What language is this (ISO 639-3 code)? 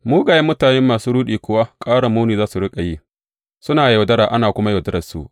hau